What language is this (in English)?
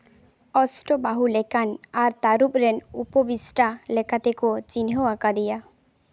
Santali